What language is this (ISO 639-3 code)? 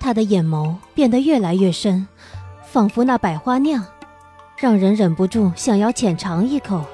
zho